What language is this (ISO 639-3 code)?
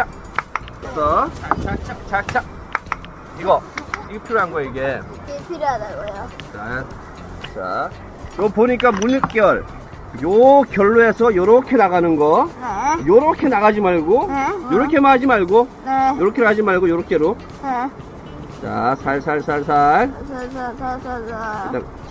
kor